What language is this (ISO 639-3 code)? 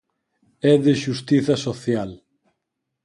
glg